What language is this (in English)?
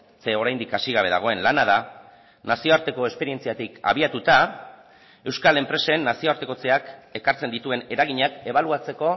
Basque